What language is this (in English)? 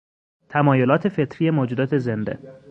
Persian